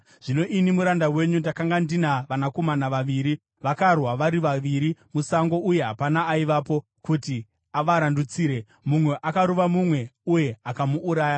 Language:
Shona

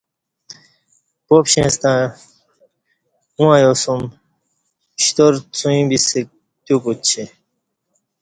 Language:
Kati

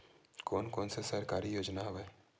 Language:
Chhattisgarhi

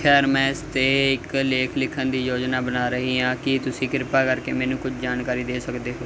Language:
Punjabi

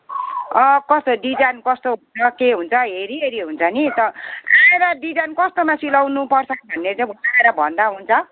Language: Nepali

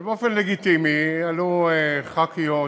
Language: Hebrew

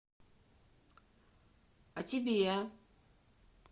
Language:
Russian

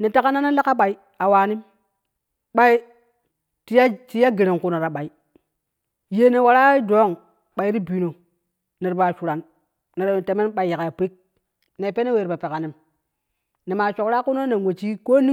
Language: Kushi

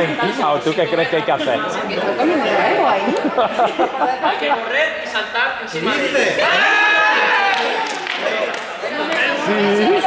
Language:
Spanish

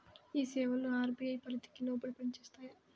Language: Telugu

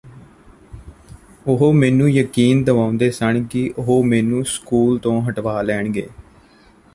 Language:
Punjabi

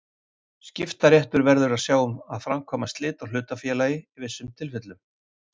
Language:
Icelandic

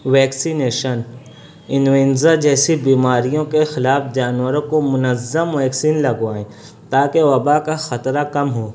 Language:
Urdu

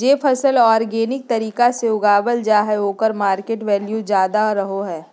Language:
Magahi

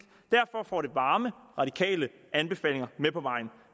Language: Danish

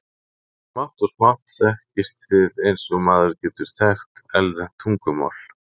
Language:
Icelandic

